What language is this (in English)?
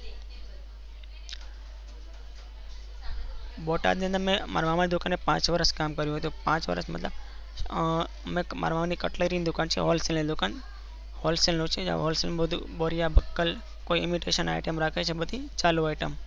Gujarati